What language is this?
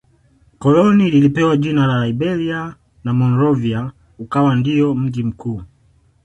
Swahili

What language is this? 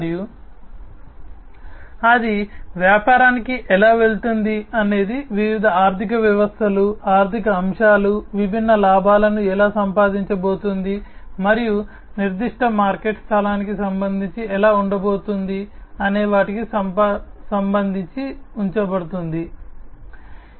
Telugu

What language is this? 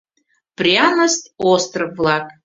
Mari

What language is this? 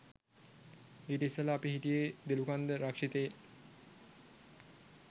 Sinhala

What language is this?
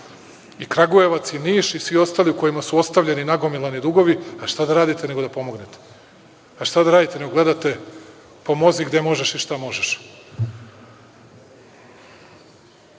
Serbian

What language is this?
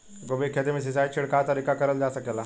Bhojpuri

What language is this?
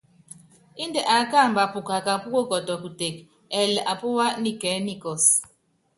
Yangben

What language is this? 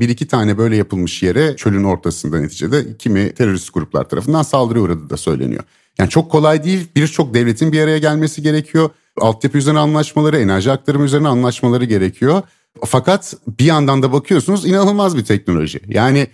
Turkish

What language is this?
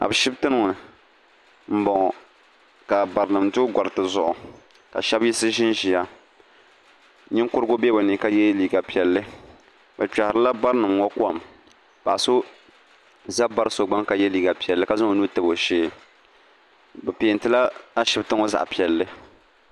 Dagbani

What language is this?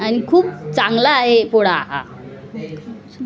Marathi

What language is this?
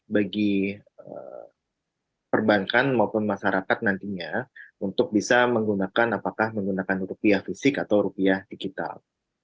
Indonesian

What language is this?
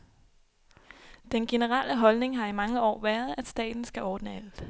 Danish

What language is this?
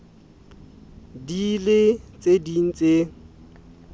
Southern Sotho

